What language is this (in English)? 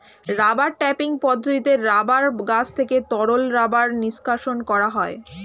Bangla